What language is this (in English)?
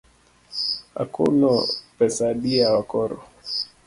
Luo (Kenya and Tanzania)